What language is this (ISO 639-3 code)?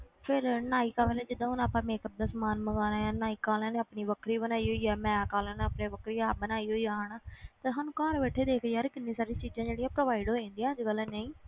pan